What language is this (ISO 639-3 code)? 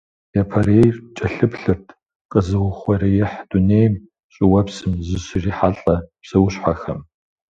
kbd